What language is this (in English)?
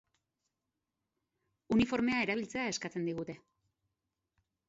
Basque